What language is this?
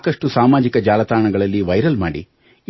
Kannada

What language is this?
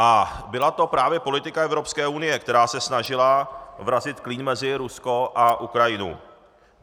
Czech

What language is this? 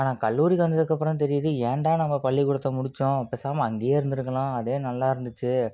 Tamil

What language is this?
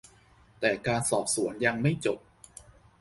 Thai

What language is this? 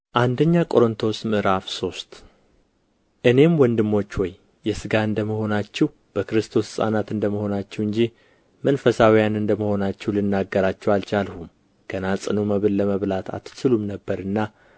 Amharic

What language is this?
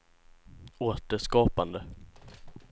Swedish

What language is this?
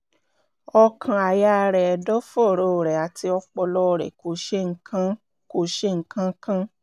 Yoruba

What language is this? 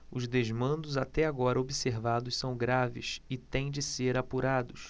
Portuguese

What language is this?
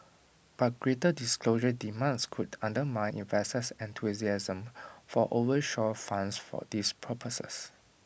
English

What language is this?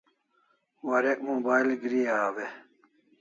Kalasha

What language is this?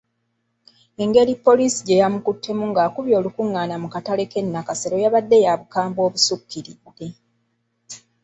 Ganda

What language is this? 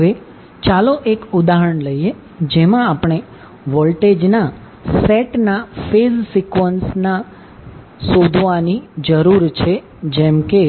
Gujarati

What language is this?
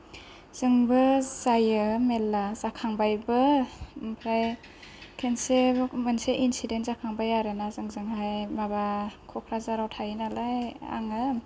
Bodo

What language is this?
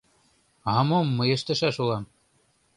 Mari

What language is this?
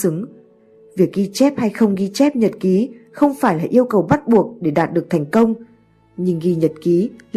Vietnamese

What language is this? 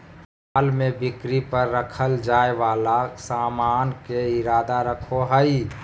Magahi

